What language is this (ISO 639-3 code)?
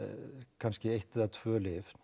isl